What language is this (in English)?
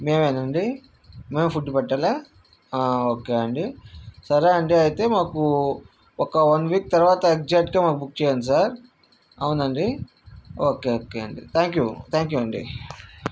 Telugu